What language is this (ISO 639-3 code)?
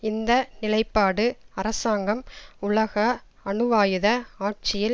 tam